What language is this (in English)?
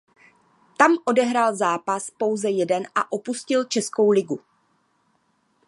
Czech